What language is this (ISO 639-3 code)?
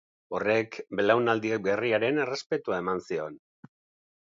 eus